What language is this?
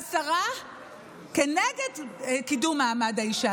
Hebrew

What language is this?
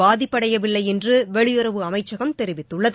Tamil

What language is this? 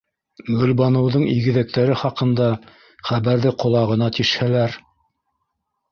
Bashkir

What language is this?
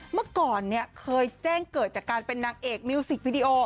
Thai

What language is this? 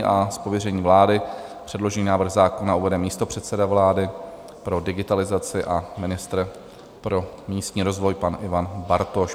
Czech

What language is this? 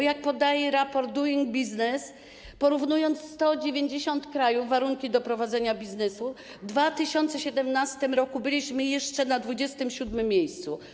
Polish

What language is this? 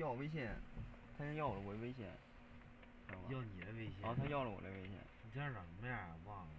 Chinese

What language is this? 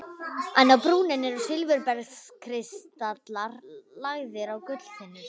Icelandic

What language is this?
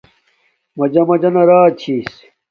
Domaaki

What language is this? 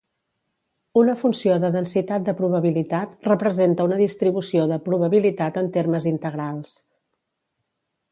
Catalan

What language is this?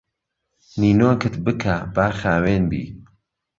Central Kurdish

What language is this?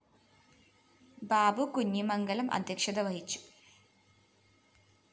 Malayalam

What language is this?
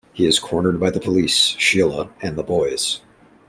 English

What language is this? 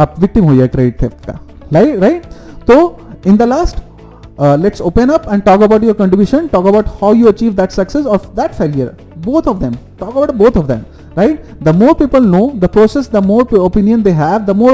Hindi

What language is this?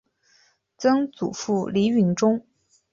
Chinese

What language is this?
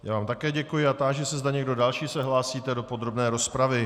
Czech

